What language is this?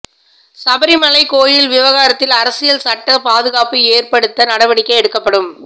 Tamil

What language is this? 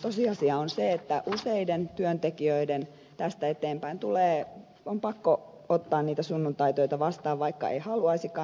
Finnish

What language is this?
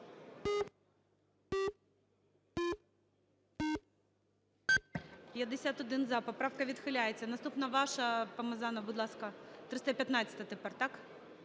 Ukrainian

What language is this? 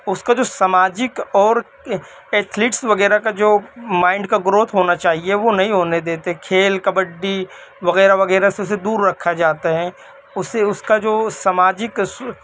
Urdu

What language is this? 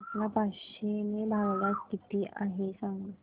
Marathi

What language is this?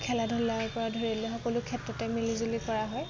Assamese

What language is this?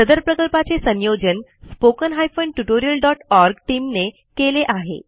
Marathi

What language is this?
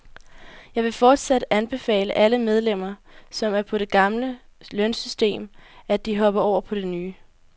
Danish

